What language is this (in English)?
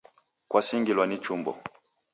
Taita